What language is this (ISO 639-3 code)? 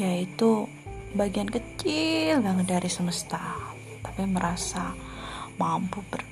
ind